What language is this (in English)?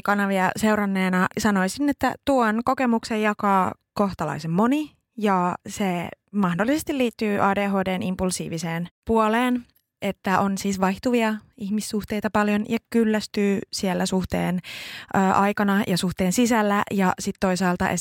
Finnish